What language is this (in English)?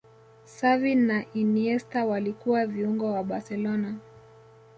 Swahili